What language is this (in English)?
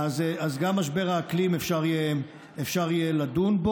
Hebrew